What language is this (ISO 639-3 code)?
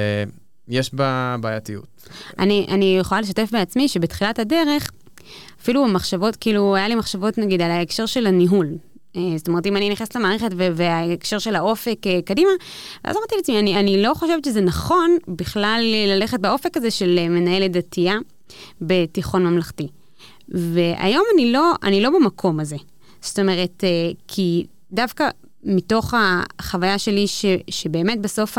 heb